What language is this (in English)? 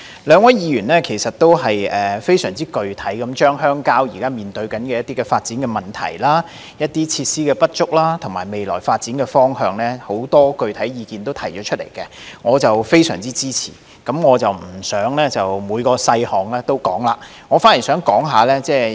Cantonese